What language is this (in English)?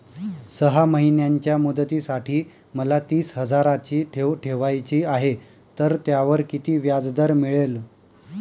Marathi